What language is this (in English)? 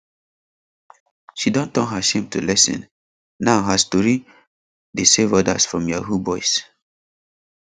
Nigerian Pidgin